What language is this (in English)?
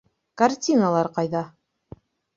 Bashkir